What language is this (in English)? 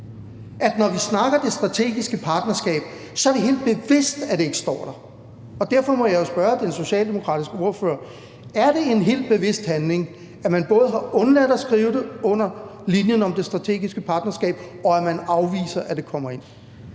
Danish